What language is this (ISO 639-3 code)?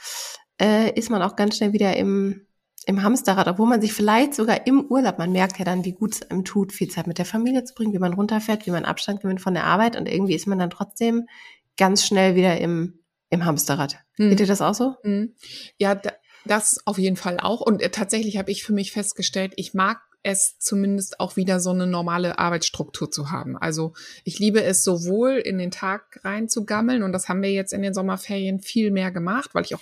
deu